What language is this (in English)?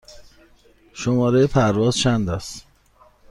Persian